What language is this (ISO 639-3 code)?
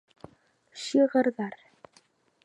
bak